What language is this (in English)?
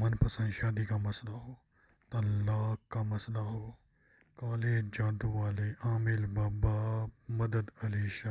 Arabic